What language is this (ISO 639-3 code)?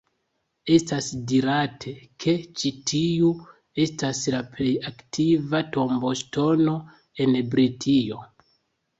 epo